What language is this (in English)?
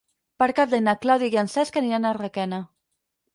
Catalan